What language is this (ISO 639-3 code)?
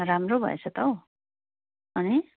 nep